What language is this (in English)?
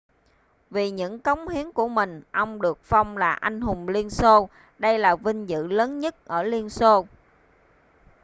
Vietnamese